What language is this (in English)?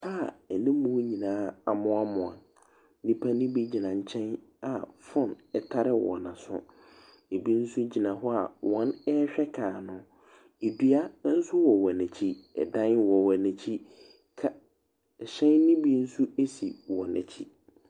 Akan